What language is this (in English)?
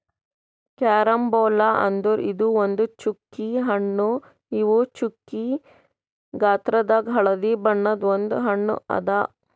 Kannada